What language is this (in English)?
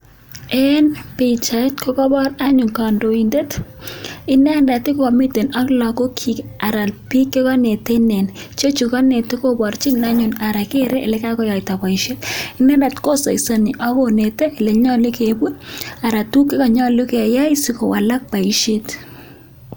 Kalenjin